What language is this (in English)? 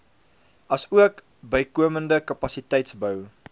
Afrikaans